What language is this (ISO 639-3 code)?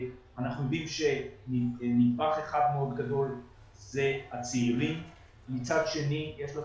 heb